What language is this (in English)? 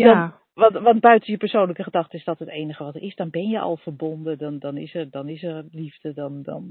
Dutch